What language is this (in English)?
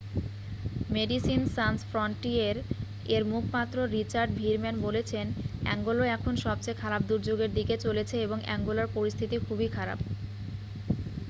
Bangla